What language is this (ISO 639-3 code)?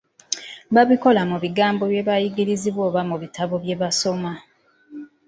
lug